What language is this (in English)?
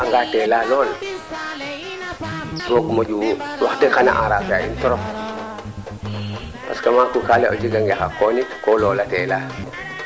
Serer